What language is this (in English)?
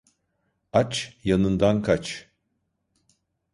Turkish